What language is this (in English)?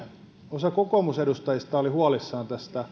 Finnish